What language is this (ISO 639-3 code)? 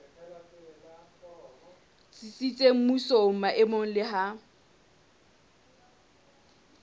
sot